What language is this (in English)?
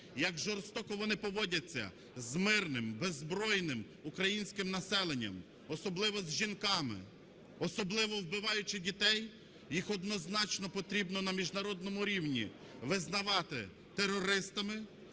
Ukrainian